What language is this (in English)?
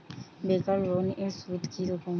Bangla